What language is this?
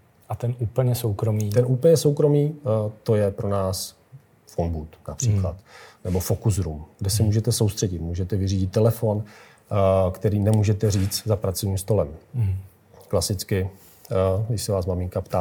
Czech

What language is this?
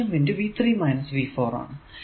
Malayalam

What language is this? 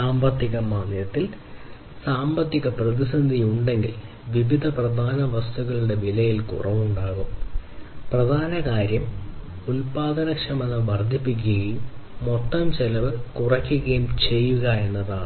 Malayalam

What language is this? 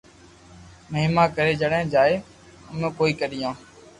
Loarki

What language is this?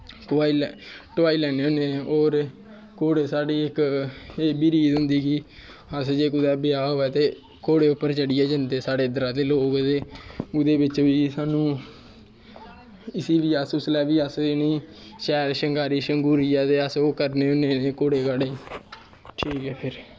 Dogri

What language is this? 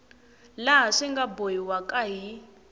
Tsonga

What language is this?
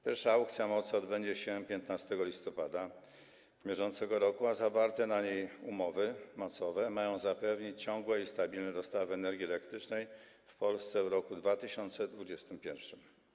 Polish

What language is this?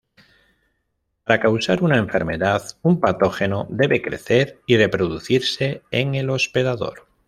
Spanish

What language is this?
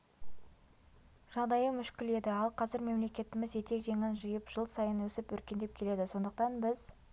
Kazakh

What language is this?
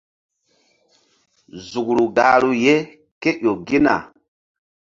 Mbum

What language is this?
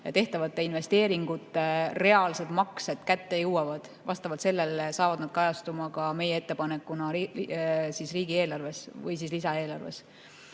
Estonian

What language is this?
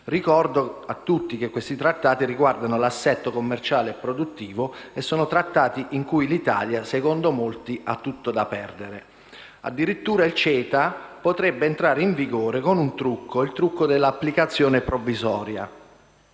Italian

